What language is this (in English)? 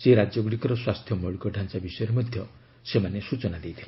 Odia